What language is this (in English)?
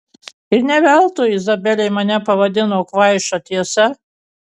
Lithuanian